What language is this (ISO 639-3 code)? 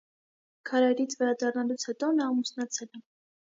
hye